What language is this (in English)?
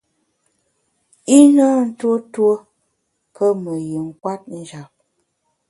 Bamun